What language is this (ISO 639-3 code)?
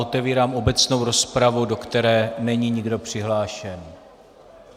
ces